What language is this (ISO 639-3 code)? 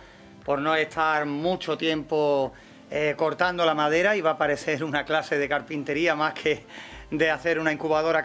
spa